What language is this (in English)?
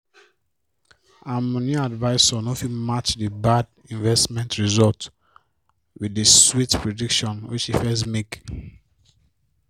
Nigerian Pidgin